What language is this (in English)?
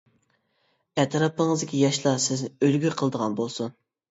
Uyghur